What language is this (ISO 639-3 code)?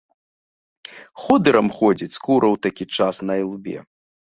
bel